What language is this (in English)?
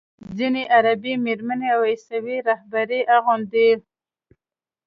Pashto